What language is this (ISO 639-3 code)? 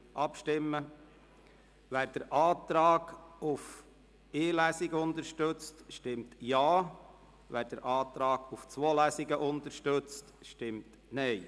gsw